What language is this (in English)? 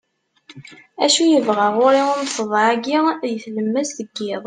Kabyle